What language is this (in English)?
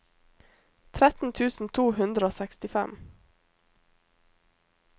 Norwegian